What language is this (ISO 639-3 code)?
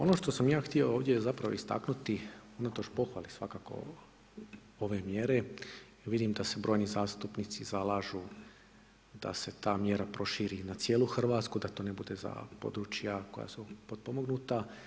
hrv